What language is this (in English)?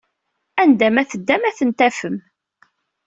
Kabyle